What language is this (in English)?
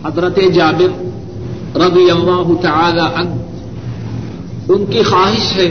Urdu